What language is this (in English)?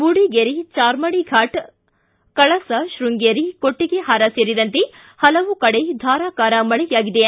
Kannada